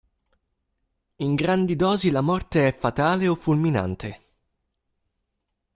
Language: Italian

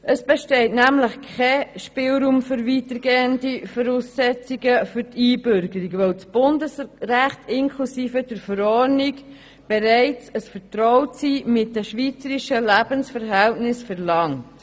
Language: Swiss German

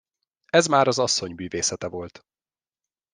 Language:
Hungarian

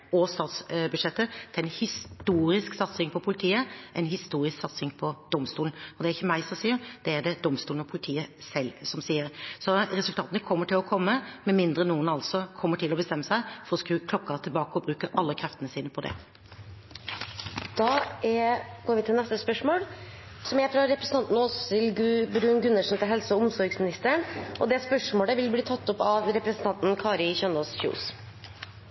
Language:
Norwegian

